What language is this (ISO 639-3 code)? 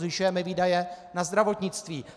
ces